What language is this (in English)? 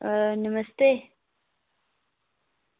Dogri